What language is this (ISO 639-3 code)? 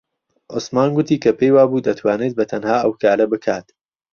ckb